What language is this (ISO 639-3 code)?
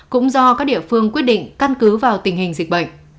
vie